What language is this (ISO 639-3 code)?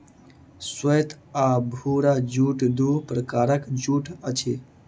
mai